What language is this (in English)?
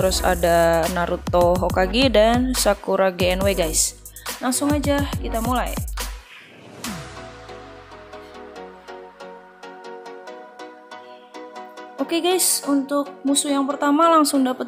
Indonesian